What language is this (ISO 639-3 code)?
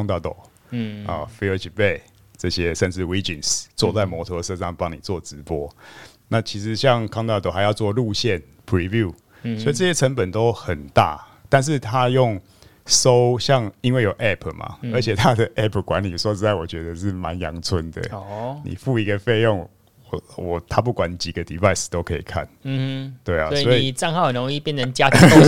zho